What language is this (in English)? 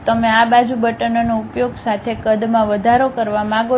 Gujarati